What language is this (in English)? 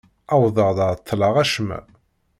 Kabyle